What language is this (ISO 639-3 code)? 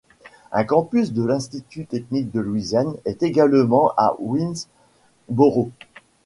fra